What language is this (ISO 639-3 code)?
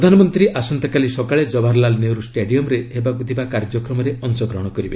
ori